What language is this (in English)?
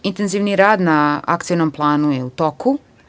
Serbian